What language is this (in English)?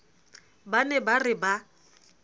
Southern Sotho